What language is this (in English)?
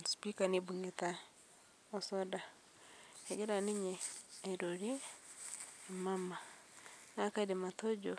Masai